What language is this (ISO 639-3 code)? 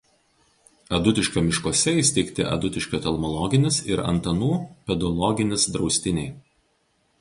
lit